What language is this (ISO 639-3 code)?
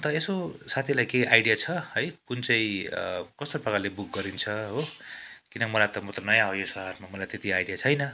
nep